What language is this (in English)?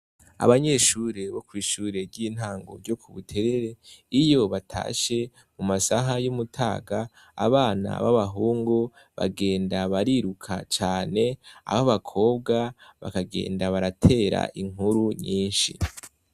Rundi